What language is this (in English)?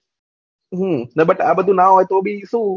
Gujarati